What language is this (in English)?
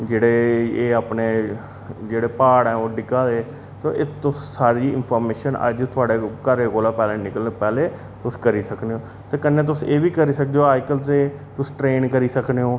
Dogri